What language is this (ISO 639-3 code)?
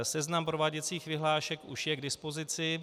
ces